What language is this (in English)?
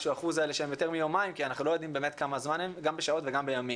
Hebrew